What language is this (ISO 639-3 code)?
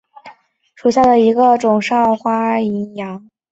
zho